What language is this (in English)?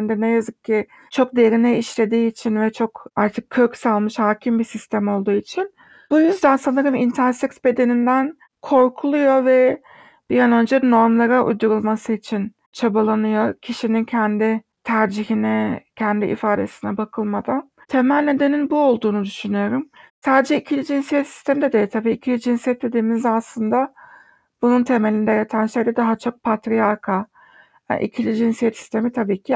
Turkish